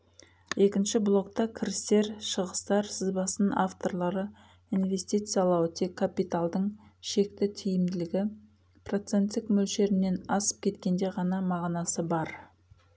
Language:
Kazakh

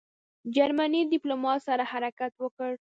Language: Pashto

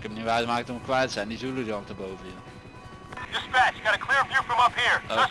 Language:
Dutch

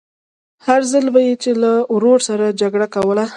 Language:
Pashto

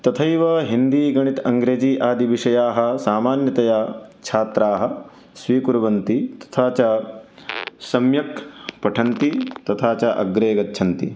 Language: Sanskrit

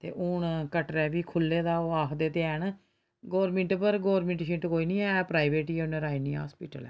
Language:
Dogri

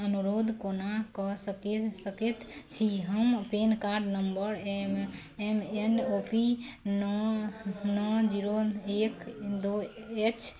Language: Maithili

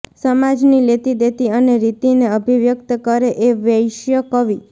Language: Gujarati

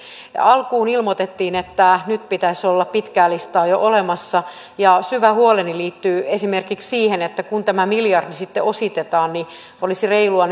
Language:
Finnish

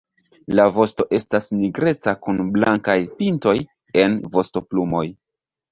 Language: Esperanto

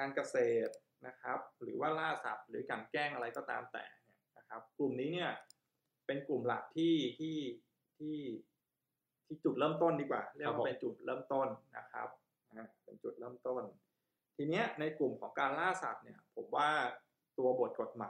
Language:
Thai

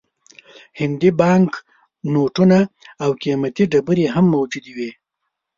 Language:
Pashto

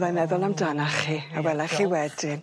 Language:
Welsh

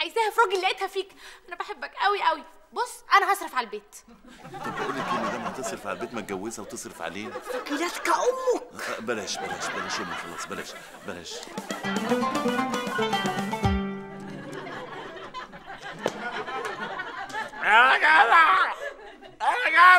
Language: Arabic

